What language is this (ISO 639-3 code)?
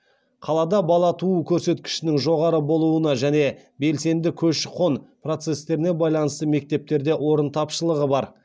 kaz